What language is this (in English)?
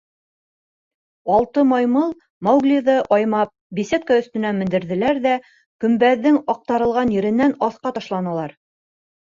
Bashkir